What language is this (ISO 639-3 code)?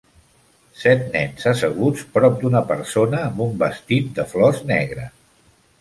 cat